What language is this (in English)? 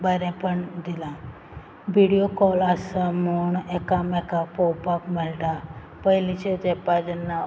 Konkani